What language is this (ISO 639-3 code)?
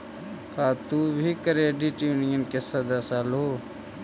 mag